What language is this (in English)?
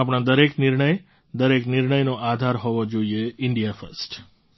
Gujarati